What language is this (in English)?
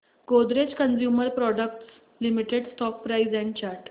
Marathi